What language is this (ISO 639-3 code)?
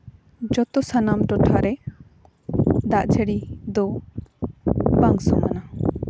sat